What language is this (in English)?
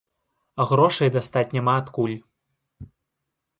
Belarusian